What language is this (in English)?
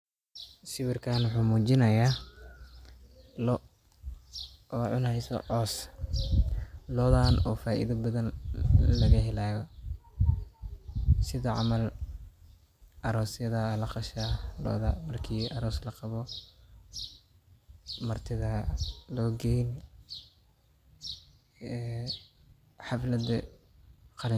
Somali